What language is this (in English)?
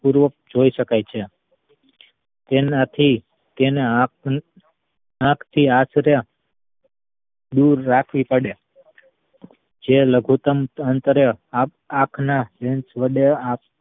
Gujarati